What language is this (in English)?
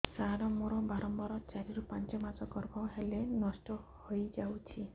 Odia